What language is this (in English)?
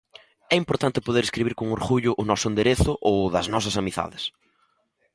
Galician